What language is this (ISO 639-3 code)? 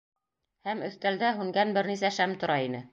bak